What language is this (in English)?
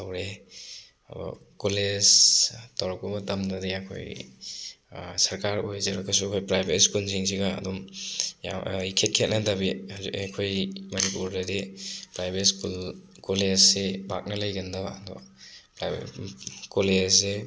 Manipuri